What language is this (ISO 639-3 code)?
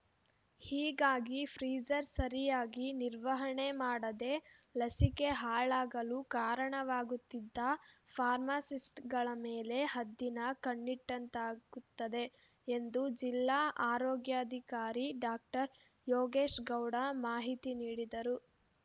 kan